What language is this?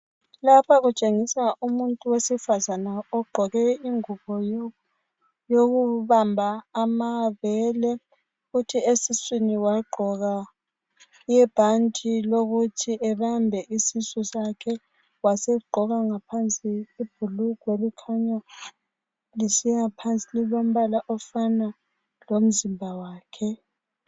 North Ndebele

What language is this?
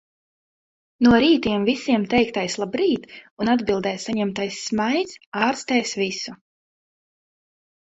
Latvian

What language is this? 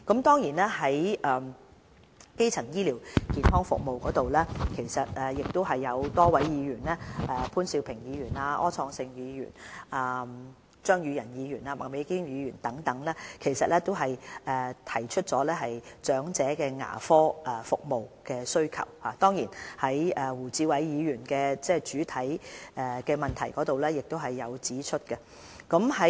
Cantonese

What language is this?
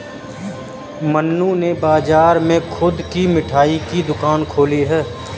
Hindi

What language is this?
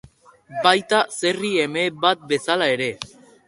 Basque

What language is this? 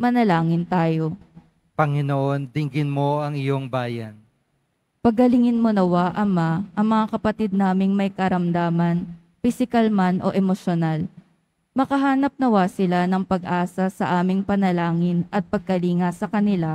Filipino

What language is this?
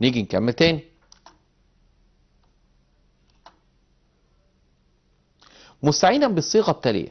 Arabic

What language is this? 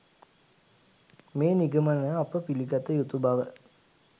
Sinhala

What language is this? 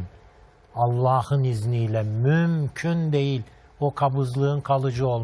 Turkish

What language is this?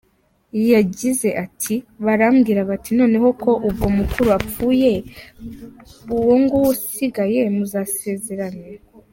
Kinyarwanda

